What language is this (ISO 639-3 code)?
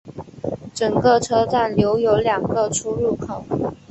zho